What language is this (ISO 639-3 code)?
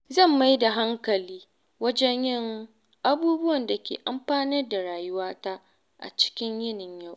hau